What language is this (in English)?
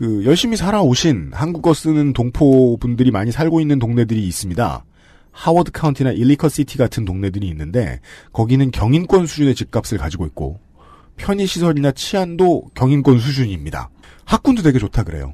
Korean